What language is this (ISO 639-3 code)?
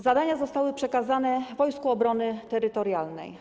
pol